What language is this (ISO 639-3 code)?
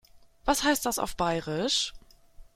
deu